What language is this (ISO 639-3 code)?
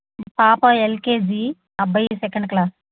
tel